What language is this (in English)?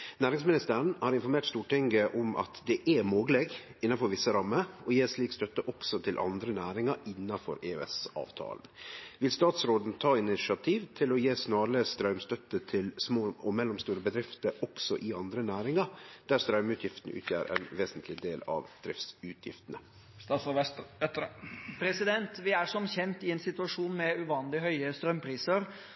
Norwegian